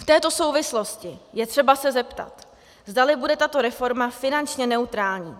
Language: Czech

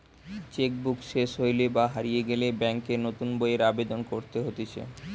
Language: Bangla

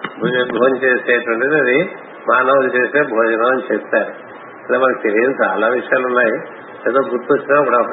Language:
Telugu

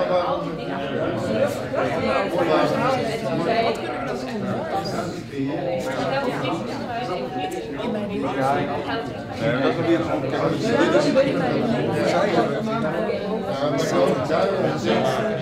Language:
Dutch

